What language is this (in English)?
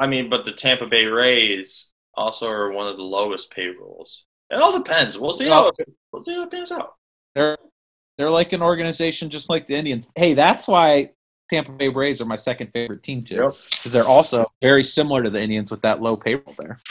English